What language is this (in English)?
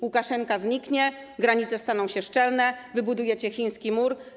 Polish